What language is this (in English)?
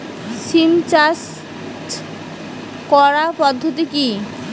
Bangla